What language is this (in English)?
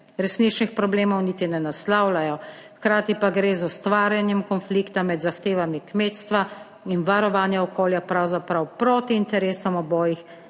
Slovenian